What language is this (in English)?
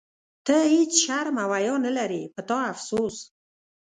Pashto